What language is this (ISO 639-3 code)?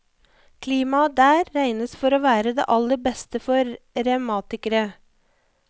nor